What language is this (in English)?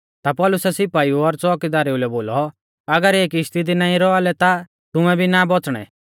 Mahasu Pahari